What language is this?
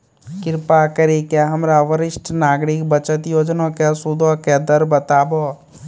Maithili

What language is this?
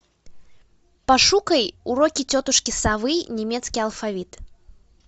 Russian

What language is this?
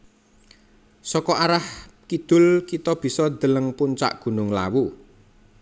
Javanese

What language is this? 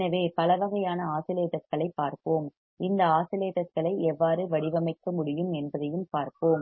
Tamil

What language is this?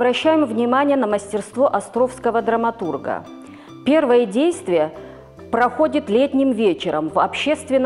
Russian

